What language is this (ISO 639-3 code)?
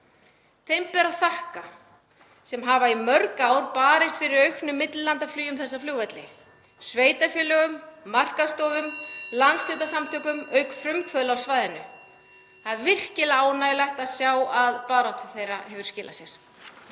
isl